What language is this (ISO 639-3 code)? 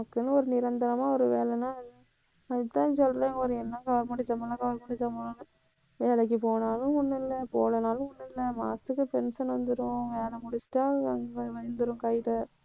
tam